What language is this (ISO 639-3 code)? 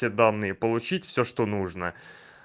rus